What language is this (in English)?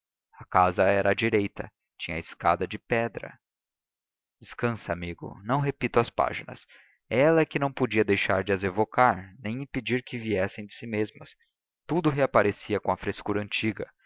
Portuguese